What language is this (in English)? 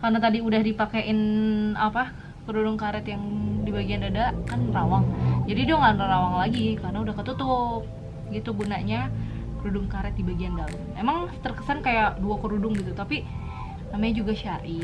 Indonesian